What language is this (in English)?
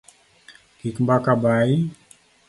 Luo (Kenya and Tanzania)